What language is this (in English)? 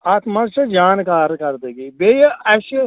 Kashmiri